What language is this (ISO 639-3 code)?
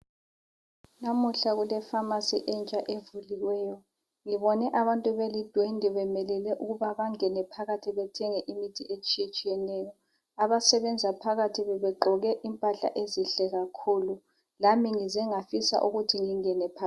nde